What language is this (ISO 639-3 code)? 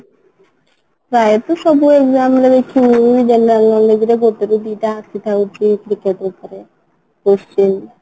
ori